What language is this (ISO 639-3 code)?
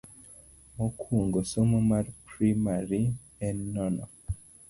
luo